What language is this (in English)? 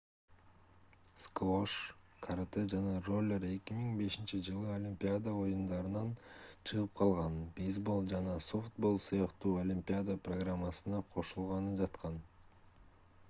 Kyrgyz